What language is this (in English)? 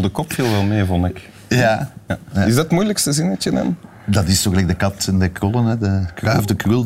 Dutch